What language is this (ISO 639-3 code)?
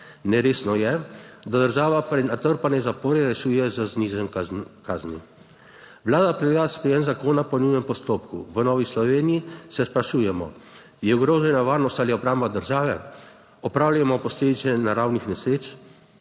slv